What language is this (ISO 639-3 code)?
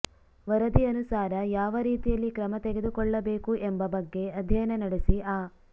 kan